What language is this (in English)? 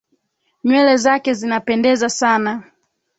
Swahili